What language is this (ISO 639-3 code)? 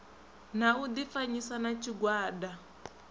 ven